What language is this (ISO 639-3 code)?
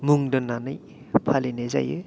brx